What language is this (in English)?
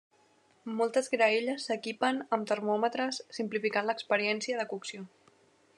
Catalan